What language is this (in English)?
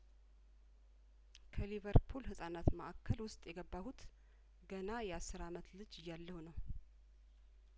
Amharic